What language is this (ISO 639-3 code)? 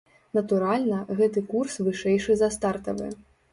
bel